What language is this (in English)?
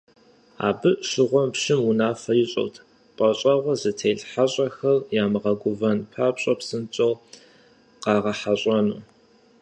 Kabardian